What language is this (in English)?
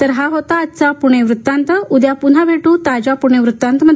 Marathi